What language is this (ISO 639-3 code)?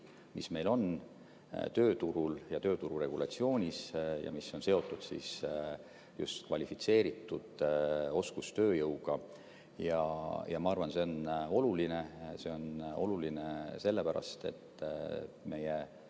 est